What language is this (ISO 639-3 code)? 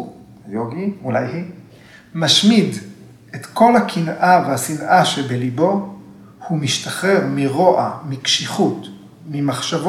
heb